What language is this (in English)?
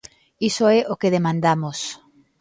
Galician